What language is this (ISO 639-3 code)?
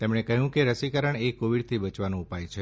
guj